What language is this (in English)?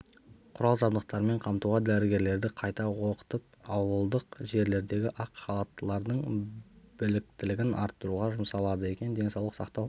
Kazakh